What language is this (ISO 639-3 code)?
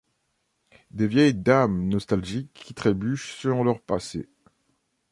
fra